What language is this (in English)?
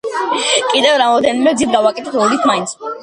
Georgian